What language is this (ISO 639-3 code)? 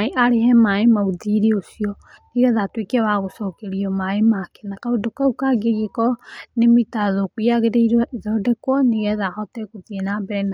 kik